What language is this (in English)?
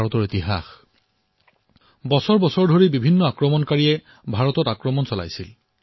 Assamese